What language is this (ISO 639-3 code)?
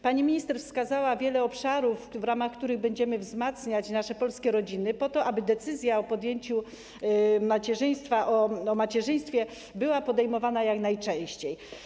pol